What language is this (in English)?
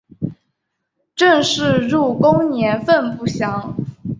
Chinese